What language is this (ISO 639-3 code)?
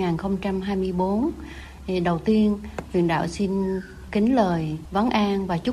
vie